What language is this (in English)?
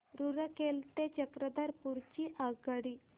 Marathi